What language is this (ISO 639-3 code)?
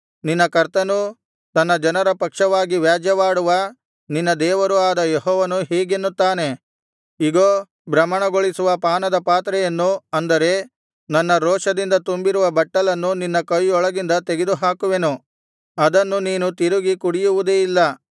kan